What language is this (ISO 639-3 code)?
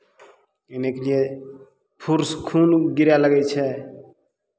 mai